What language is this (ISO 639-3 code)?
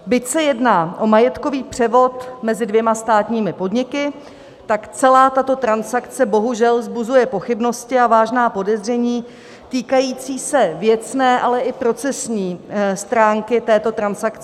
ces